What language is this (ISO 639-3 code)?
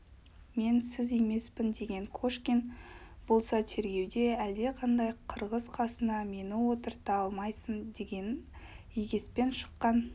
kaz